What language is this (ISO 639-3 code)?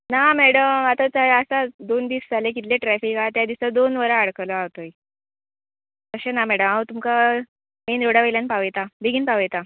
kok